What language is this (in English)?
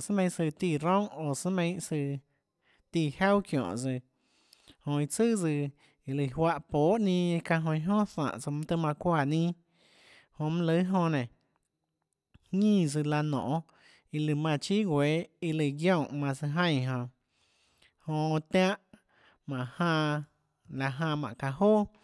Tlacoatzintepec Chinantec